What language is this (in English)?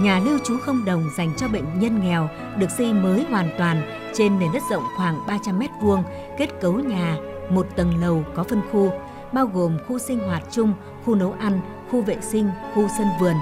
Vietnamese